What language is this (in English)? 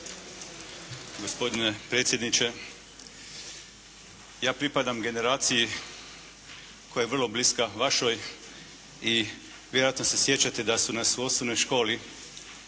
Croatian